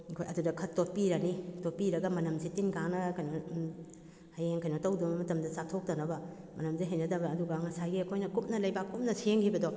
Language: Manipuri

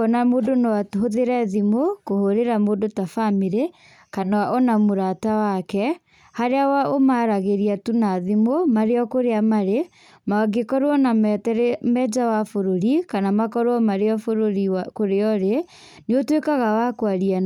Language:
Kikuyu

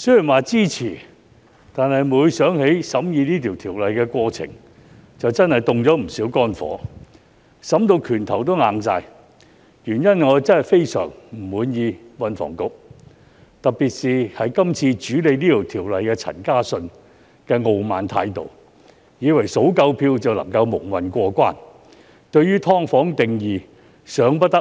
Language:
Cantonese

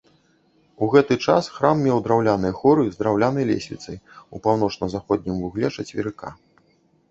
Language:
Belarusian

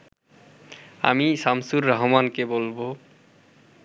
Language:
Bangla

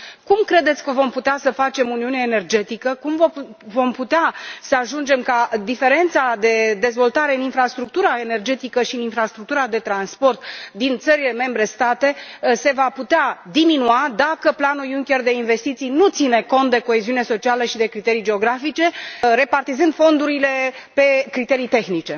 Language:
Romanian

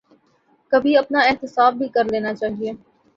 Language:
Urdu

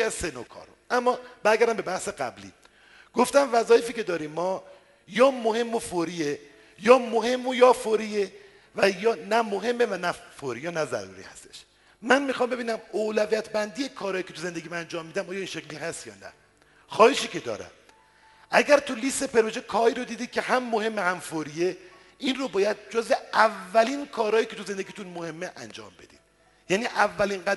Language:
Persian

